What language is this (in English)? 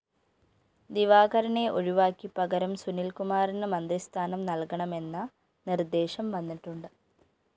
Malayalam